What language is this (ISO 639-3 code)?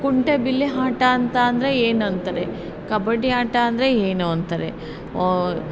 kan